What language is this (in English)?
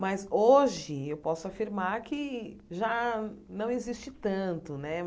Portuguese